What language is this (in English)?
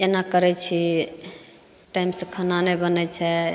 Maithili